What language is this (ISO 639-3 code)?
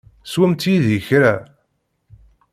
kab